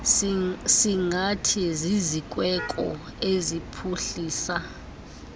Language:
Xhosa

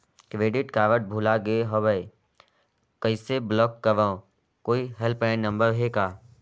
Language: Chhattisgarhi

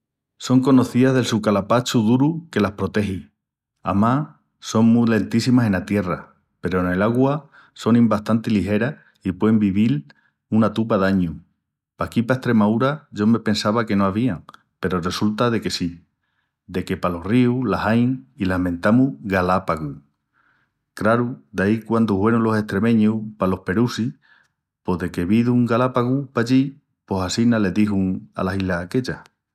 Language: Extremaduran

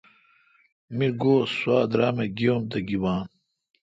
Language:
Kalkoti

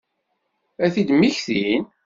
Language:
Kabyle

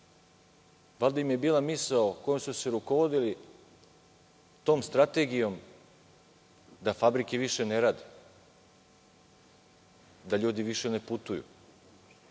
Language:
Serbian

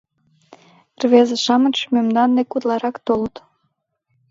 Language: Mari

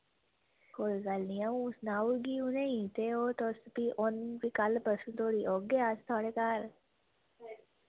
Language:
Dogri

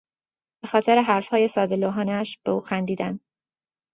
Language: Persian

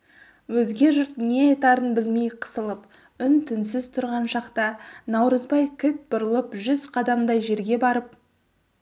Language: Kazakh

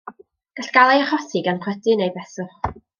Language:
Welsh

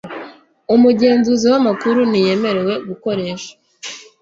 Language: Kinyarwanda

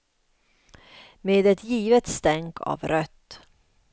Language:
Swedish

